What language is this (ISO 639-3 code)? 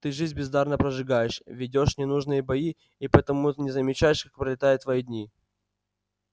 rus